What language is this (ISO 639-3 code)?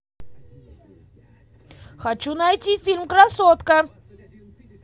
rus